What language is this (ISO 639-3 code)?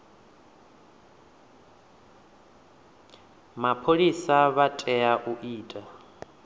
ven